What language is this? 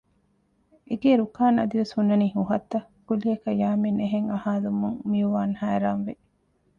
Divehi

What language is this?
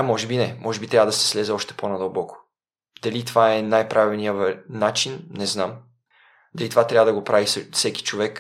Bulgarian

